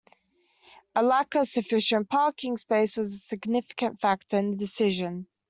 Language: English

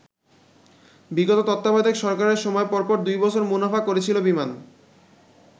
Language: Bangla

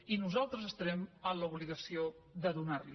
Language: Catalan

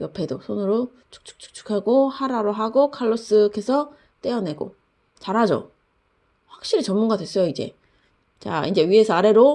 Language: Korean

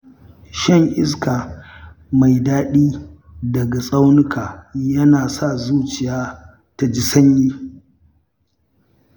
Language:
Hausa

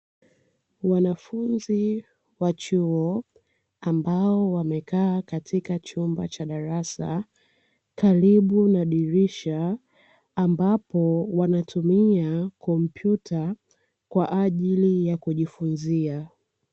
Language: Swahili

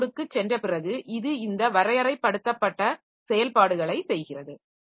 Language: Tamil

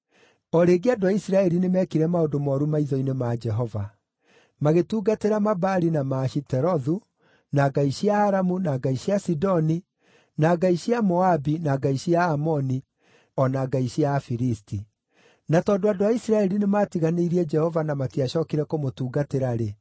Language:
Kikuyu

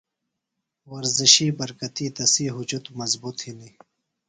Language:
Phalura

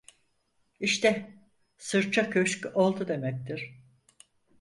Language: Turkish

